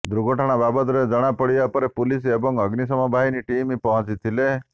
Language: Odia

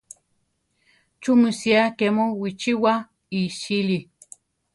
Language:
Central Tarahumara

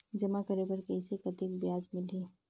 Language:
Chhattisgarhi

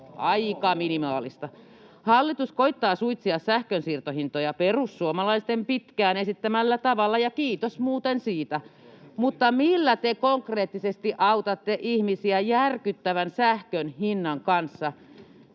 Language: Finnish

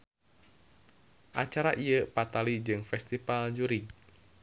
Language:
Sundanese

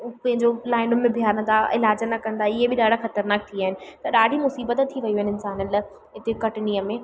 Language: Sindhi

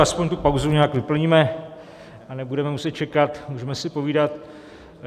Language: Czech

